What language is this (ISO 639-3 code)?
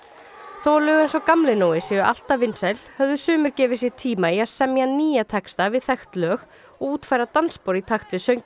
isl